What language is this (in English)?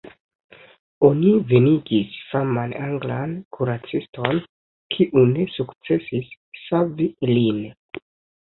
Esperanto